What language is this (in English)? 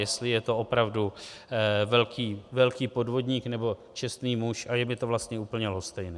Czech